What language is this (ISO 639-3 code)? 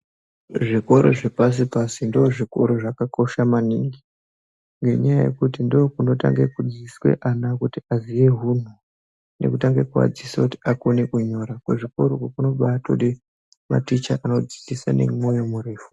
ndc